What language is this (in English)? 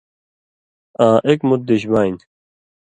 Indus Kohistani